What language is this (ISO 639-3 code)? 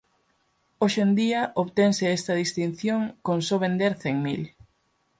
glg